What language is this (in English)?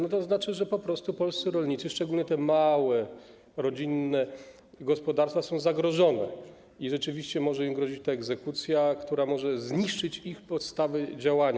Polish